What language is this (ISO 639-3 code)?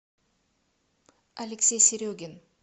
rus